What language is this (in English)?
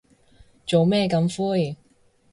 Cantonese